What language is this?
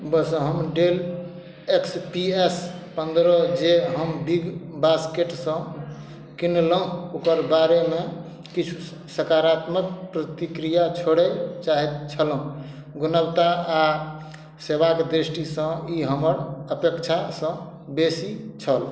Maithili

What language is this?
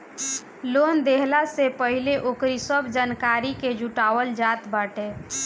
Bhojpuri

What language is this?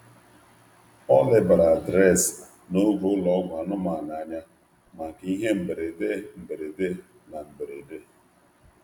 Igbo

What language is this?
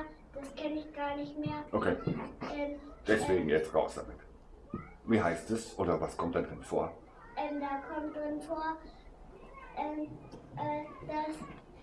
German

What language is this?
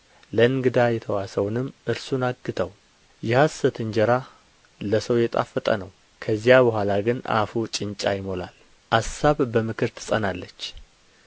Amharic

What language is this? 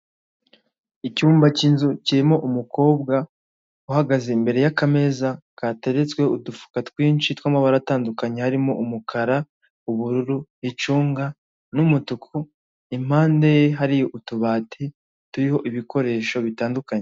Kinyarwanda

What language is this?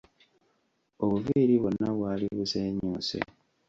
Ganda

